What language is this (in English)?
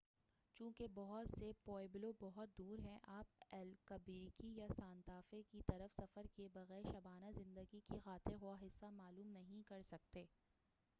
Urdu